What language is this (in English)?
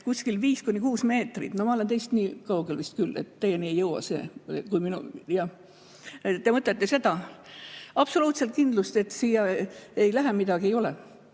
Estonian